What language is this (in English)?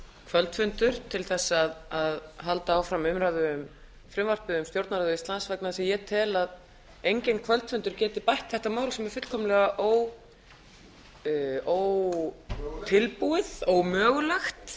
Icelandic